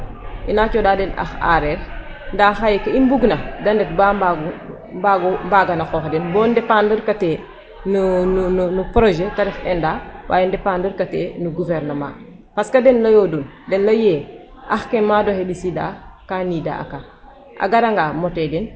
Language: Serer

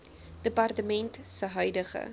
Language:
Afrikaans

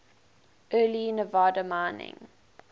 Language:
English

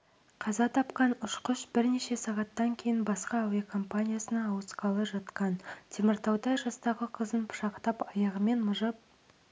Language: Kazakh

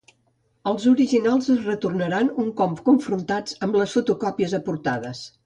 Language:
Catalan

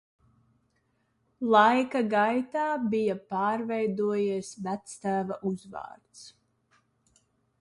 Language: Latvian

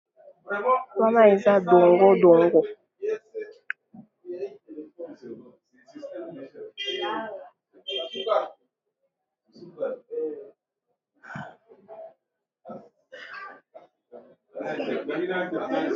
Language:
Lingala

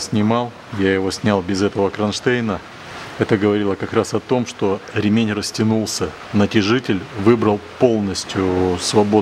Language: Russian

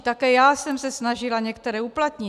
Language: Czech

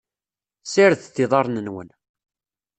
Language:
Kabyle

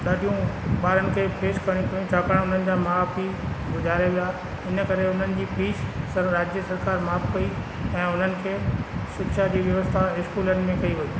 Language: Sindhi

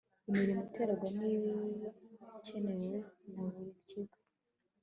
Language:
Kinyarwanda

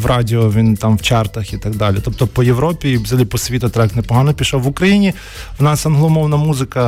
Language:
Ukrainian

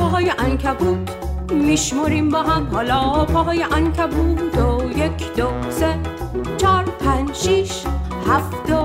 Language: Persian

